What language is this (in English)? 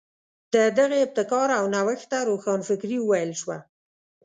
Pashto